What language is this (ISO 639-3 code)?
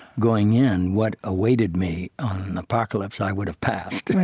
eng